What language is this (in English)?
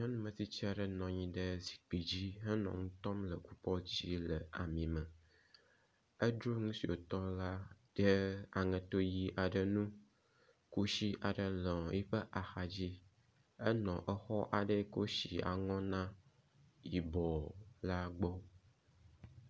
Ewe